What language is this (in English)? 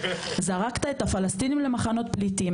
Hebrew